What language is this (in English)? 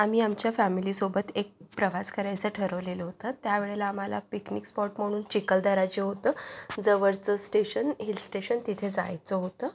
Marathi